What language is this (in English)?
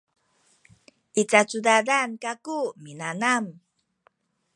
Sakizaya